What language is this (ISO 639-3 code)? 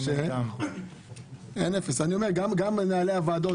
heb